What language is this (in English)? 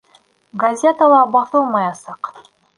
Bashkir